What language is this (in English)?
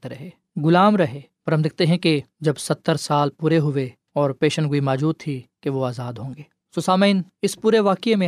Urdu